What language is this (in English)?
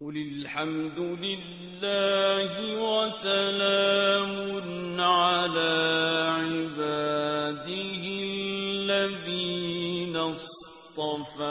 Arabic